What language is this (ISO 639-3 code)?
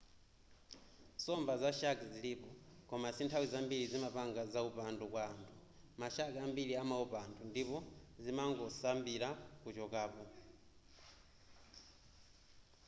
nya